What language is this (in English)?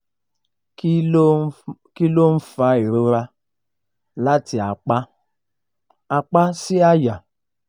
Yoruba